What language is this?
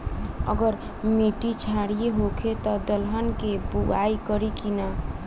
Bhojpuri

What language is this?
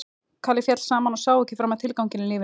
Icelandic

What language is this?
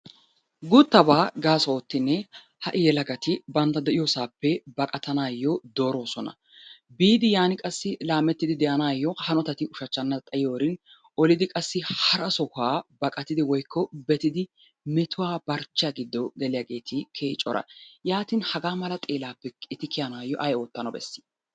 Wolaytta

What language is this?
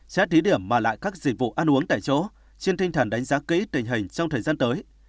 Vietnamese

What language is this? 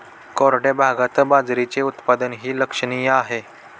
Marathi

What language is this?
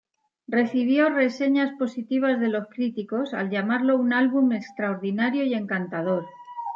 Spanish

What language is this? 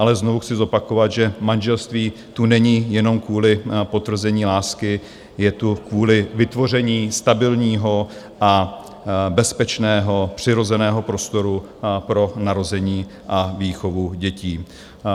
Czech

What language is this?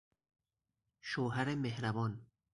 Persian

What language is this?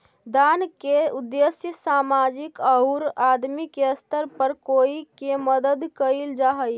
Magahi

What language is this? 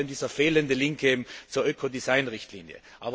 German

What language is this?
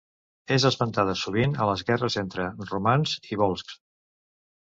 Catalan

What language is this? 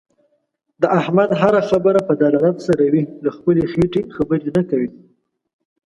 Pashto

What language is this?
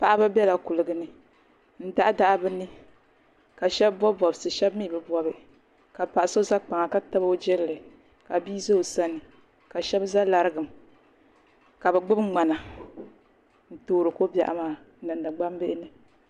Dagbani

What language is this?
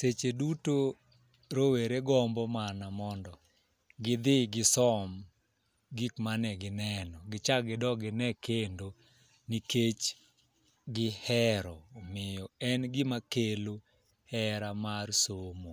Luo (Kenya and Tanzania)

